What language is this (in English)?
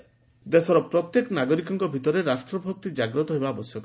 Odia